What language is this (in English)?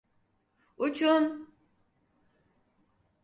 Turkish